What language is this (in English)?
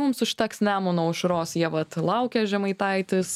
Lithuanian